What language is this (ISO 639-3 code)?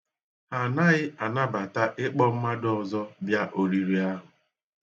ibo